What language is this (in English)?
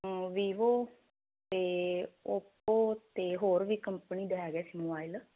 Punjabi